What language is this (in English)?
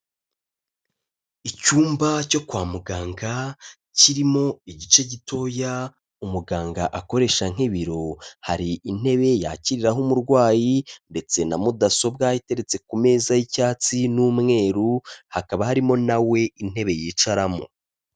Kinyarwanda